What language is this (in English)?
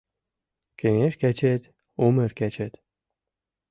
Mari